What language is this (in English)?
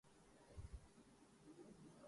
Urdu